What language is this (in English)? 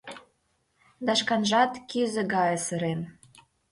Mari